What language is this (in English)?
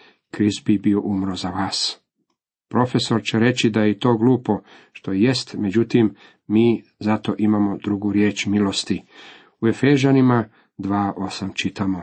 Croatian